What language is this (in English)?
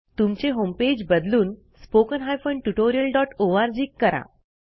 Marathi